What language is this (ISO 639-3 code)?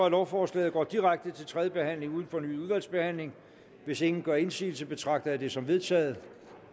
dan